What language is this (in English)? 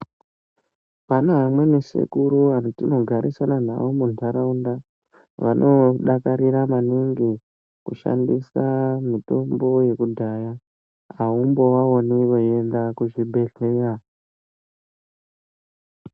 Ndau